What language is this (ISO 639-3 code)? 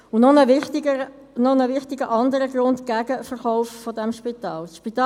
gsw